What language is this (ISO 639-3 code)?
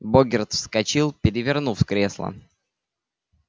rus